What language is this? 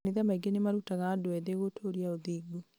Kikuyu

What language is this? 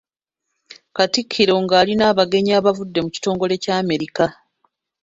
Ganda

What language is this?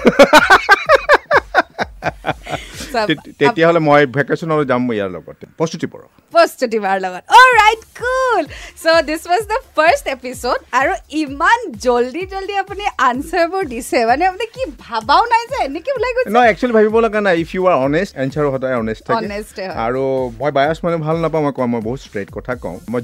Hindi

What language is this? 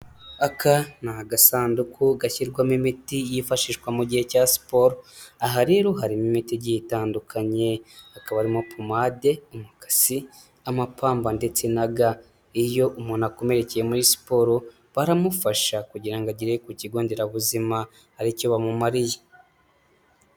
Kinyarwanda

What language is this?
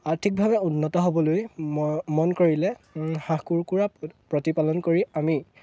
Assamese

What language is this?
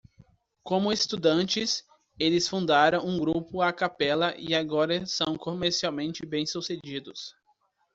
Portuguese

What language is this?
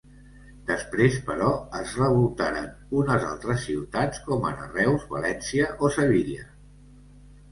Catalan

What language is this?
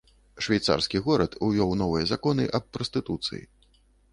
Belarusian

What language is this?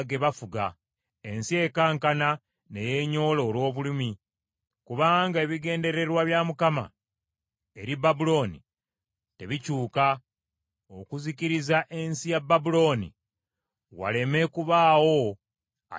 Ganda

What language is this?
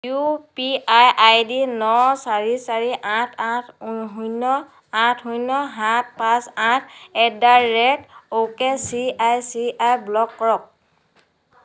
Assamese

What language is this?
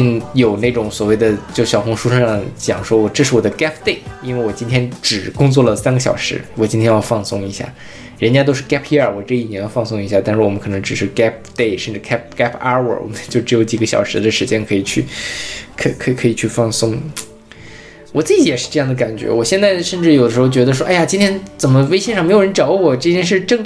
Chinese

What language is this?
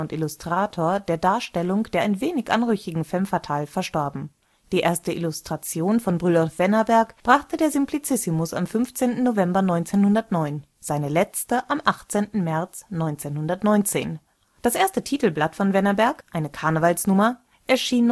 German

